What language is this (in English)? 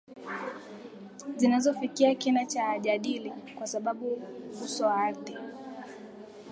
Swahili